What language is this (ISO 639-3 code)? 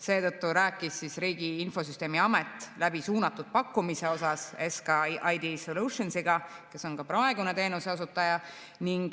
est